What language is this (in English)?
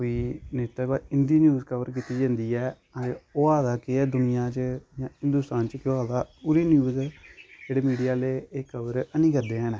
Dogri